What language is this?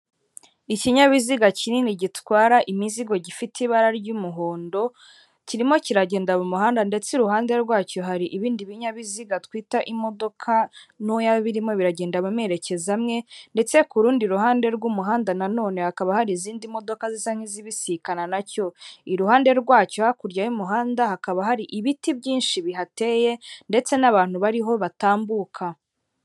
Kinyarwanda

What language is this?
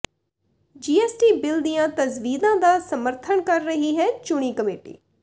Punjabi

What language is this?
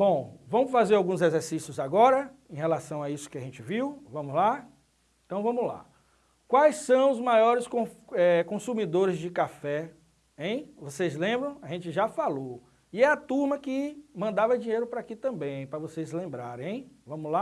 Portuguese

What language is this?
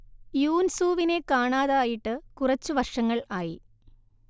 Malayalam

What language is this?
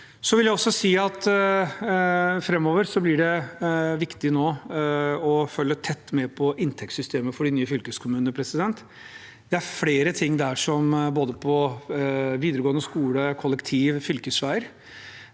Norwegian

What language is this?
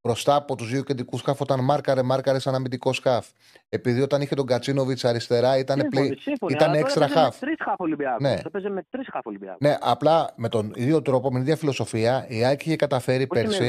Greek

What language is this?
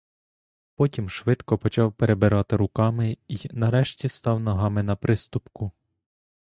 Ukrainian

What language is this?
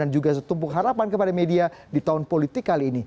Indonesian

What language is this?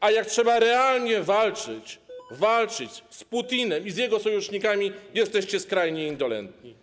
Polish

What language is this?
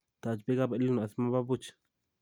Kalenjin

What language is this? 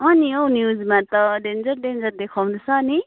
Nepali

